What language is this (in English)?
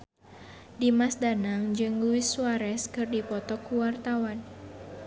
Sundanese